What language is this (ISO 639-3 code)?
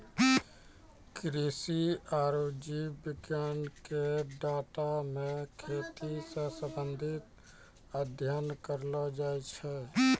mai